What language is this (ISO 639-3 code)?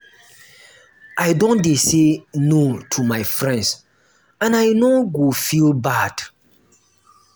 pcm